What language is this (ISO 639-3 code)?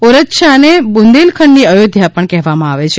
guj